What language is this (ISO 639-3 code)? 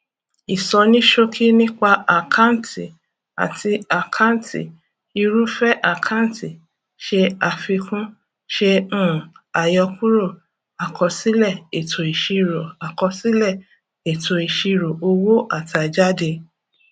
yor